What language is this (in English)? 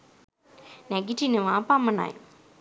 Sinhala